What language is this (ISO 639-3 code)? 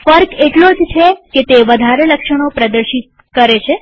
guj